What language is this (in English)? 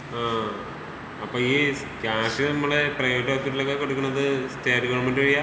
Malayalam